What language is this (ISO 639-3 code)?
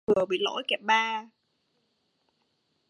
vie